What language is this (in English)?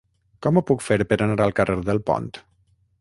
Catalan